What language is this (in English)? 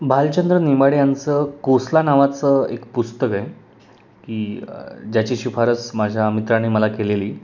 Marathi